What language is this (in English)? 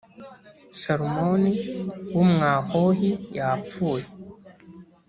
Kinyarwanda